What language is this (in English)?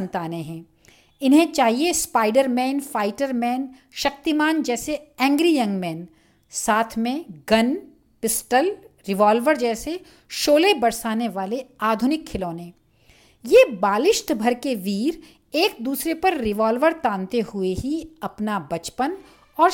Hindi